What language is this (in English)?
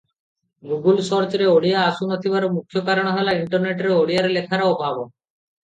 Odia